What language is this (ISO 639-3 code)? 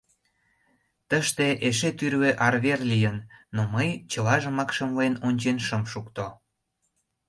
chm